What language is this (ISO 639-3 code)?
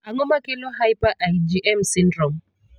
luo